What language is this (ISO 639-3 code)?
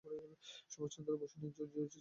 ben